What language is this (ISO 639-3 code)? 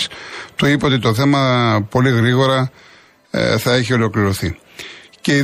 ell